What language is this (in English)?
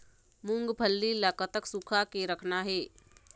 Chhattisgarhi